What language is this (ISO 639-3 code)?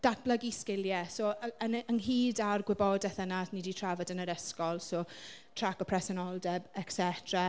cym